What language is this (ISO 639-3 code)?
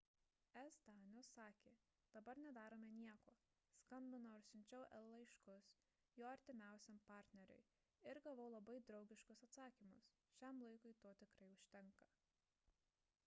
lit